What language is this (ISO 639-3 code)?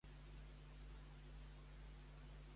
cat